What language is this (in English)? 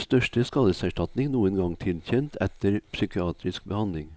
Norwegian